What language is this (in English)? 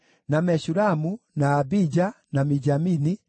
Kikuyu